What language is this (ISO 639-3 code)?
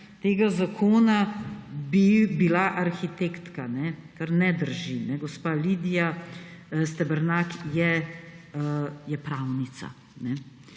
slv